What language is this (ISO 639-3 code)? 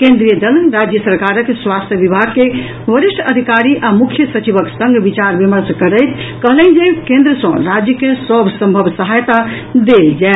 mai